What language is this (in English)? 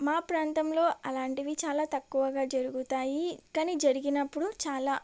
Telugu